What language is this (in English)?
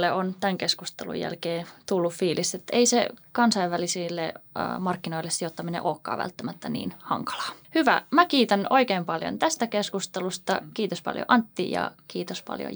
Finnish